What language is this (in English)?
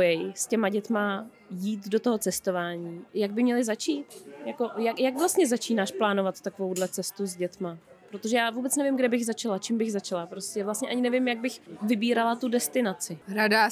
Czech